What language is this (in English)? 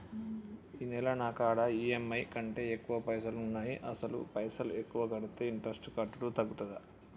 Telugu